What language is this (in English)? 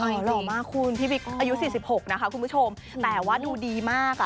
Thai